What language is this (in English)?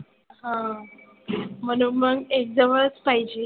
Marathi